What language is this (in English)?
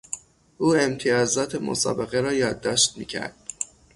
Persian